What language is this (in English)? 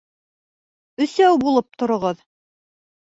Bashkir